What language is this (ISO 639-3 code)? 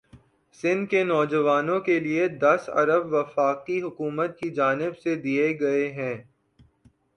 urd